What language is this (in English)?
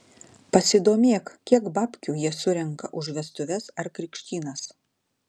Lithuanian